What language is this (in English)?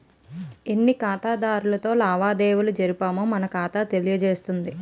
Telugu